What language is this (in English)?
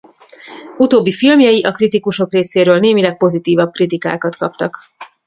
Hungarian